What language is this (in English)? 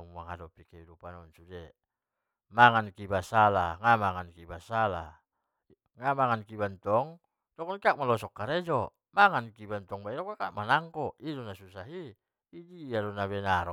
Batak Mandailing